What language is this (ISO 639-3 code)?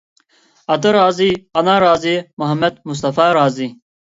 uig